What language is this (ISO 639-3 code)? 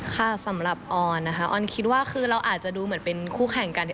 tha